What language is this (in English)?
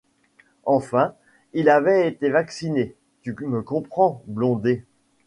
French